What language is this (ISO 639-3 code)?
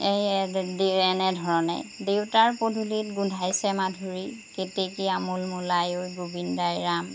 asm